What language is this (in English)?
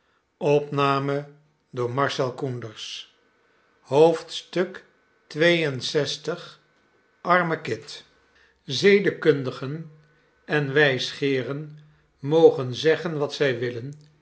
Dutch